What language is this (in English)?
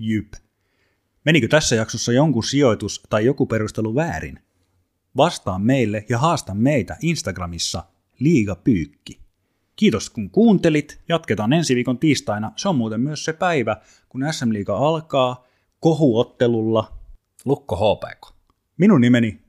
Finnish